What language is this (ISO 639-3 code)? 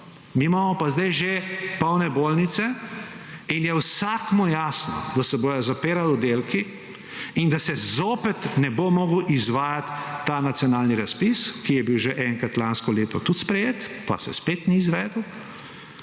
slv